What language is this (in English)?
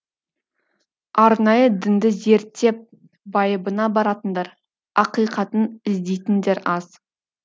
Kazakh